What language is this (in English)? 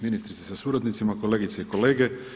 Croatian